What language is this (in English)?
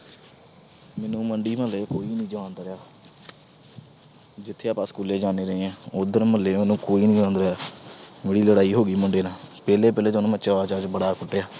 Punjabi